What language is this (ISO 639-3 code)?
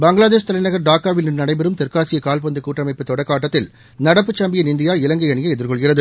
tam